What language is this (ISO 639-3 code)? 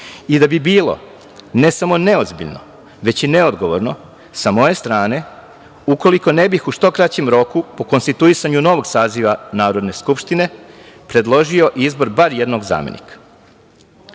srp